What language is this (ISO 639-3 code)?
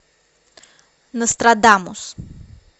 rus